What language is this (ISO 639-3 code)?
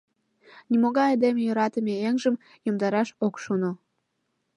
chm